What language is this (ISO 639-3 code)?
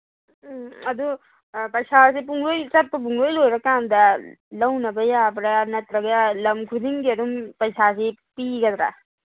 mni